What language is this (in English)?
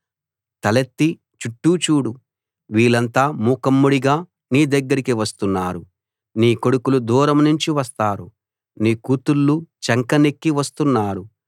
Telugu